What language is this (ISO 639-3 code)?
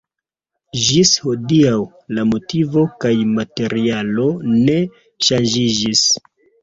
epo